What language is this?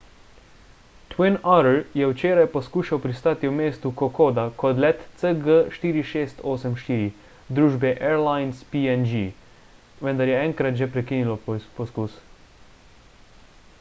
Slovenian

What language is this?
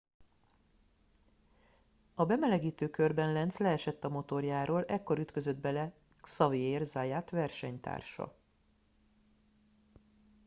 Hungarian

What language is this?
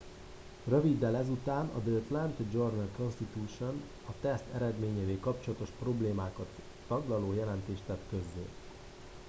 Hungarian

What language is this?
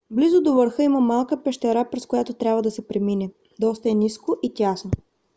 Bulgarian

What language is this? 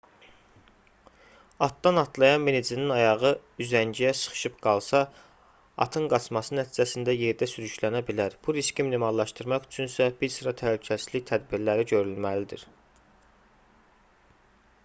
Azerbaijani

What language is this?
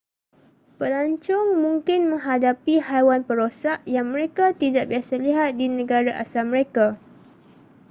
Malay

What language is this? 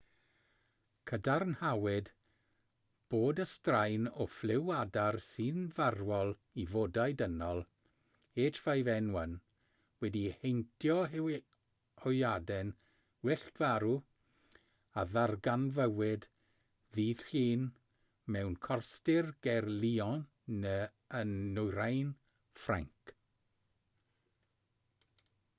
Welsh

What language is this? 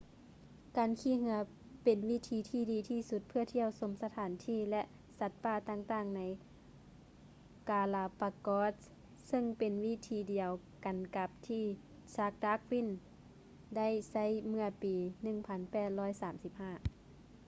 Lao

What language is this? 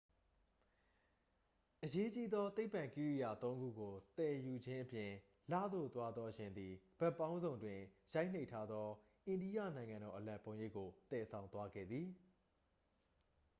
Burmese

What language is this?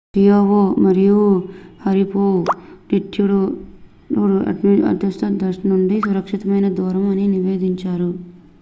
Telugu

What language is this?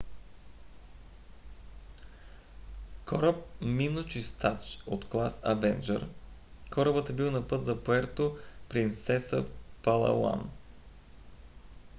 Bulgarian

